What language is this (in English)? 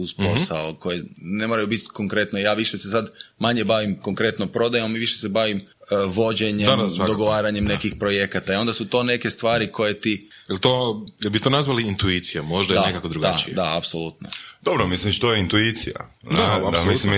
Croatian